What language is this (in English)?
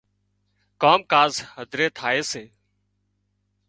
Wadiyara Koli